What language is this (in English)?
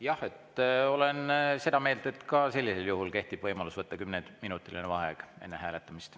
Estonian